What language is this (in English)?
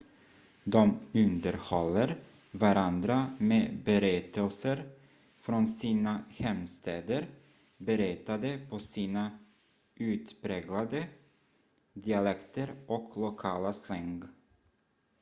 Swedish